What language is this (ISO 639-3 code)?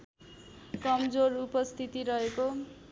nep